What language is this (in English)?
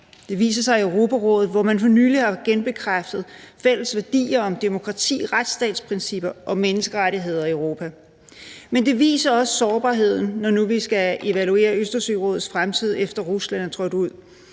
Danish